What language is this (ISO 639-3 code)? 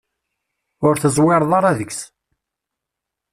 kab